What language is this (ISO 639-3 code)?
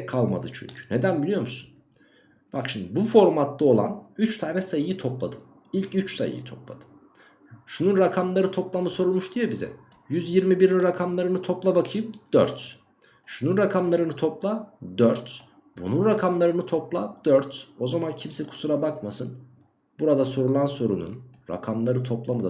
tur